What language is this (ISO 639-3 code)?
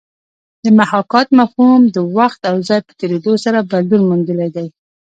pus